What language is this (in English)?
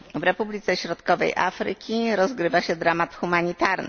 Polish